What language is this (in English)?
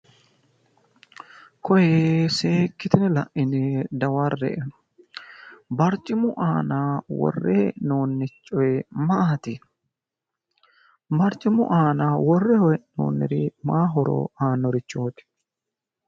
Sidamo